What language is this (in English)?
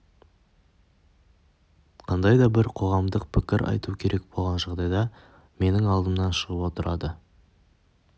Kazakh